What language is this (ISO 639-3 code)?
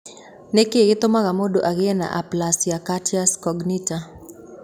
kik